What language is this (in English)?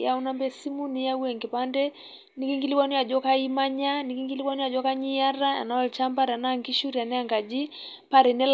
Masai